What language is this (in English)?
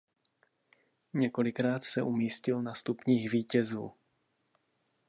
Czech